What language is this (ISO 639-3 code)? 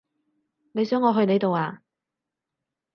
yue